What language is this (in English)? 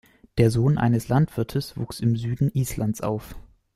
German